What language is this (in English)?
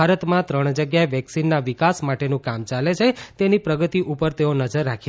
Gujarati